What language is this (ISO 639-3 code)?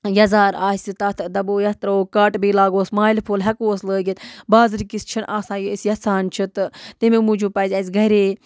kas